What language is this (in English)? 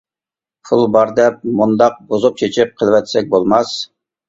Uyghur